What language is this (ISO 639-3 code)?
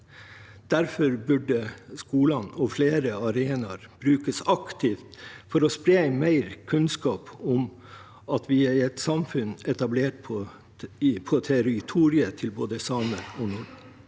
nor